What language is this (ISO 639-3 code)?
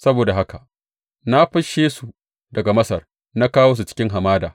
hau